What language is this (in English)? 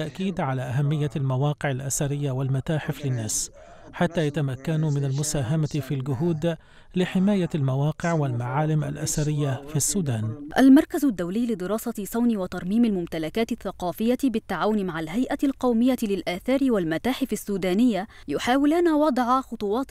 Arabic